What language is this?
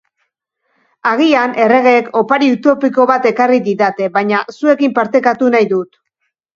Basque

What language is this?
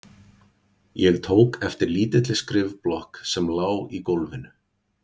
Icelandic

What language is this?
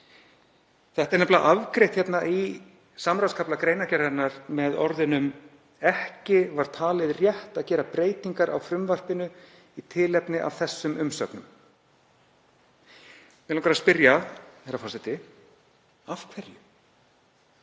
Icelandic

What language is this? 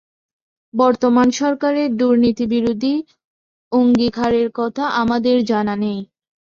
Bangla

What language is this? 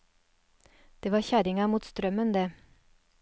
Norwegian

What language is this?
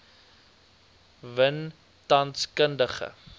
Afrikaans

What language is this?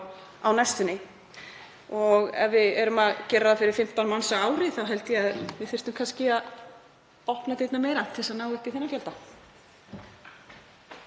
Icelandic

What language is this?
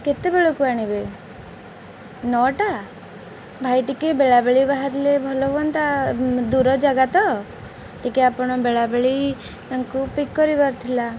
Odia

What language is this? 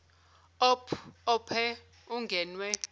Zulu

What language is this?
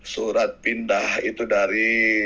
Indonesian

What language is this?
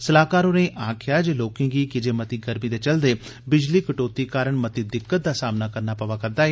Dogri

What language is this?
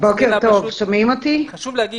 Hebrew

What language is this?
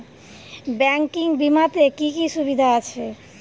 Bangla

